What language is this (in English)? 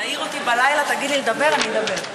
Hebrew